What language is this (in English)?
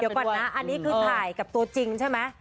Thai